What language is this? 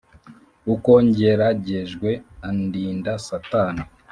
Kinyarwanda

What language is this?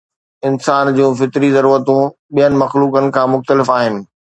Sindhi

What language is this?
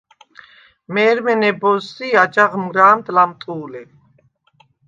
Svan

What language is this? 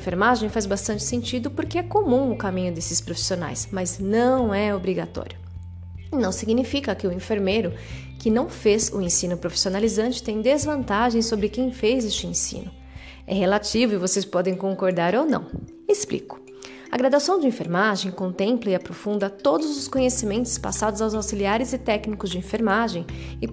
Portuguese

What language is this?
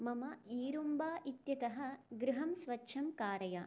Sanskrit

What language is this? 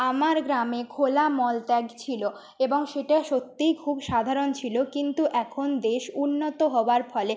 Bangla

